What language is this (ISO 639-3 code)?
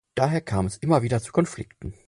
deu